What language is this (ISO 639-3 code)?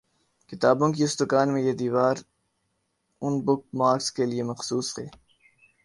urd